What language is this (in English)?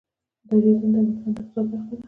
Pashto